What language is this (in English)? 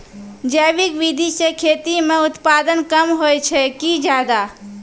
Maithili